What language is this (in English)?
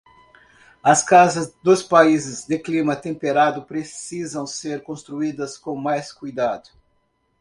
Portuguese